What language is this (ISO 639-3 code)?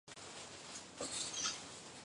zho